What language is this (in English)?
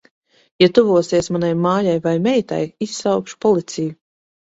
Latvian